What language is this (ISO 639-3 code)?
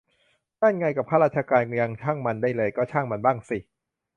tha